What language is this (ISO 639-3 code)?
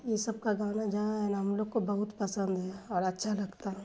urd